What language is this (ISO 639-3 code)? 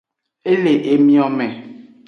ajg